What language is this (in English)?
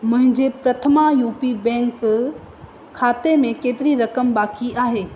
Sindhi